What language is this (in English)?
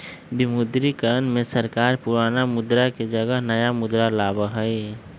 Magahi